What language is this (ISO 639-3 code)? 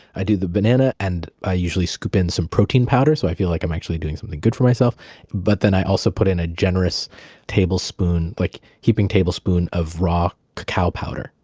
eng